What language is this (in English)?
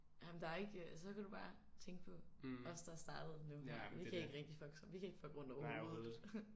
Danish